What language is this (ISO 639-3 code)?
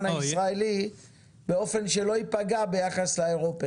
heb